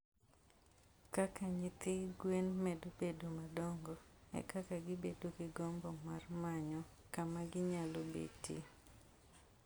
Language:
Luo (Kenya and Tanzania)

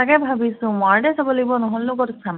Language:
Assamese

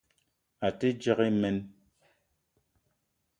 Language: Eton (Cameroon)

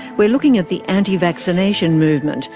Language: English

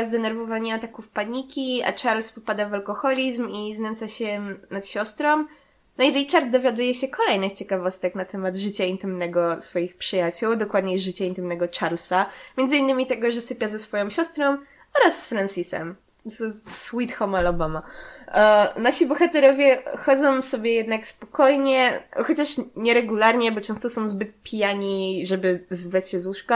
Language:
Polish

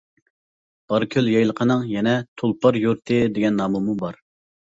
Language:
Uyghur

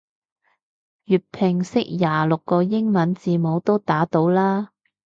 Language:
Cantonese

